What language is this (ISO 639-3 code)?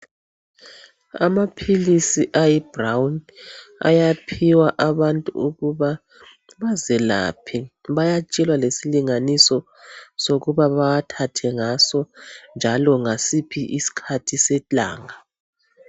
nde